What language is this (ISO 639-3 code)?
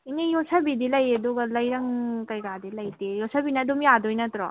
mni